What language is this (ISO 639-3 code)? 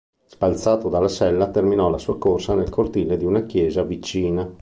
ita